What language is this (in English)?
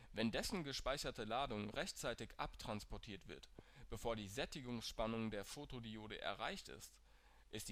German